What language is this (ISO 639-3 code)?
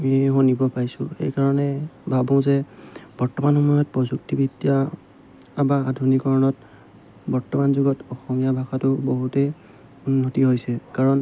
asm